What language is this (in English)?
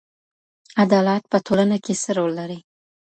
Pashto